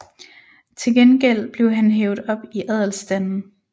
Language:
Danish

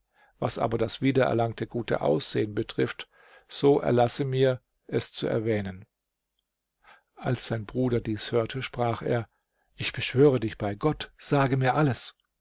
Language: German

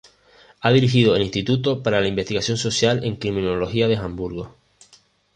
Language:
Spanish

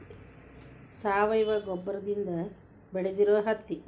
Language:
Kannada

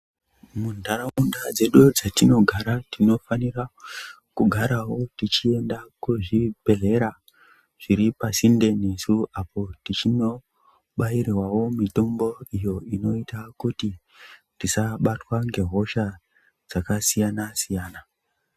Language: Ndau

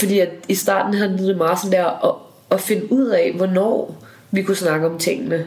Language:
Danish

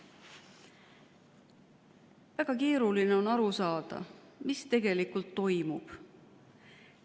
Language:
Estonian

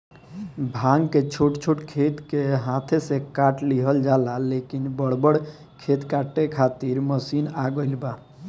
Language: Bhojpuri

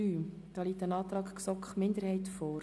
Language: Swiss German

